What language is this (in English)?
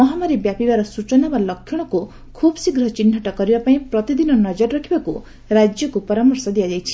Odia